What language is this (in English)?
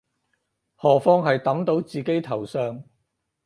Cantonese